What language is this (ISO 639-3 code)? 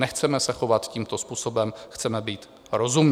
ces